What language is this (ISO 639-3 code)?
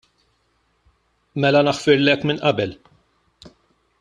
mlt